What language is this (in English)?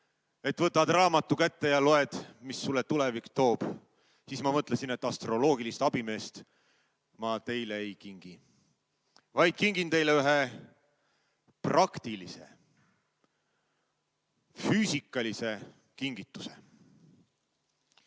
Estonian